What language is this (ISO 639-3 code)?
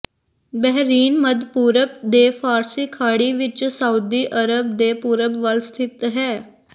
pan